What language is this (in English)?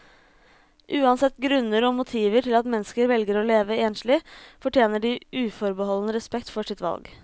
Norwegian